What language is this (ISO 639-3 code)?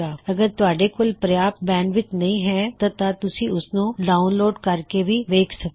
pan